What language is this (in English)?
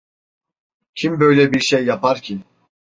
Turkish